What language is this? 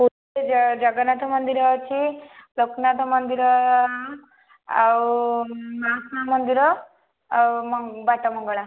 Odia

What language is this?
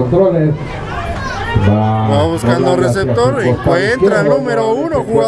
Spanish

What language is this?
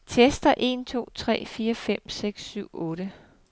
Danish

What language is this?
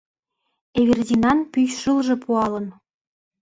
Mari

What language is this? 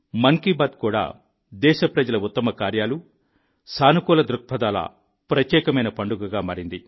Telugu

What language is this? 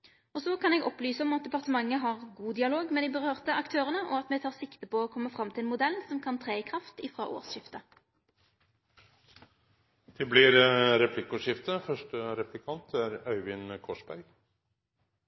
Norwegian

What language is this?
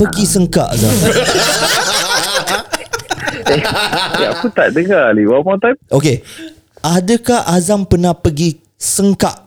Malay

